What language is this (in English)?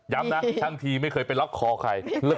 Thai